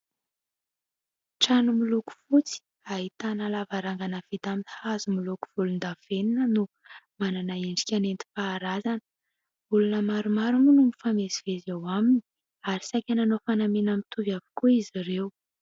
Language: Malagasy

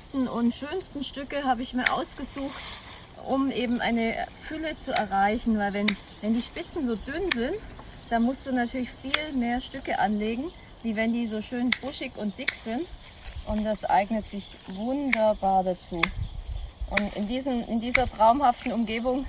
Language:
German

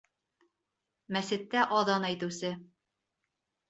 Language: Bashkir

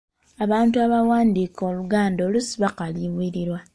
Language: Ganda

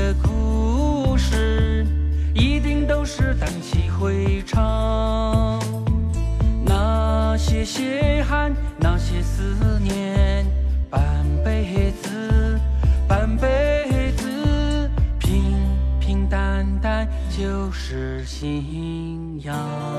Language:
Chinese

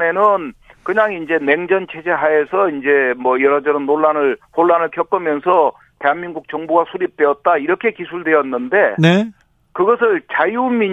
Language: Korean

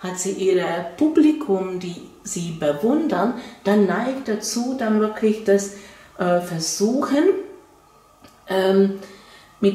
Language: German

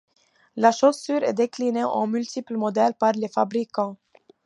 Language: French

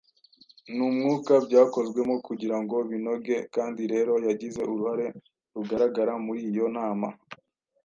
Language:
Kinyarwanda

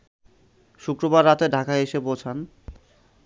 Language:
Bangla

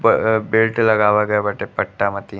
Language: Bhojpuri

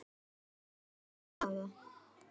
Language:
Icelandic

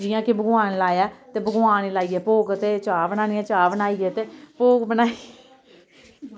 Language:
Dogri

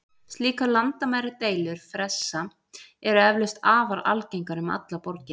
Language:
Icelandic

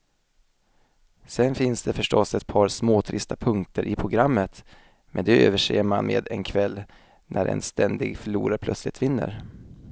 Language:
Swedish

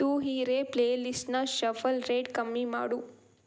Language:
Kannada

